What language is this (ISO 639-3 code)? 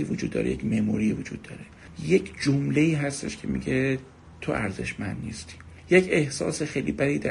fas